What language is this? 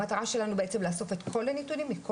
Hebrew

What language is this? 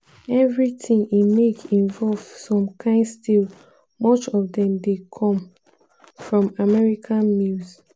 Nigerian Pidgin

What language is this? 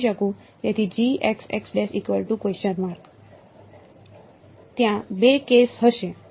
Gujarati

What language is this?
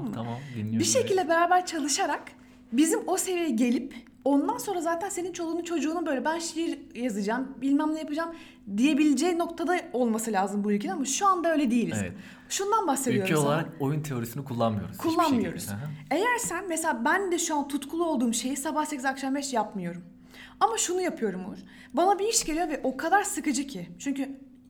Turkish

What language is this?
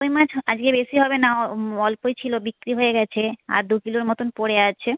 Bangla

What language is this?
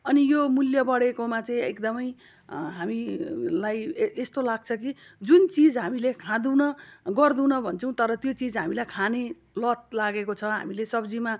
Nepali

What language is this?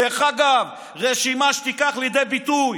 Hebrew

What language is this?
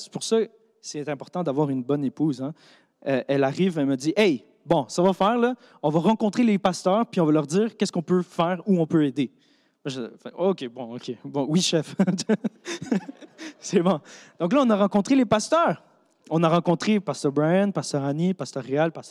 French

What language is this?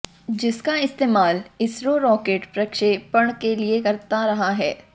Hindi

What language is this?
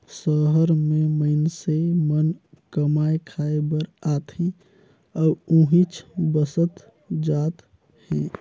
Chhattisgarhi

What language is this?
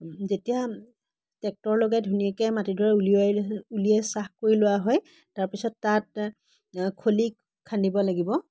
Assamese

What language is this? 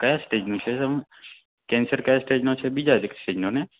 Gujarati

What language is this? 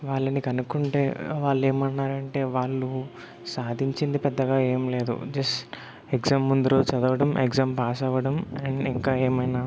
Telugu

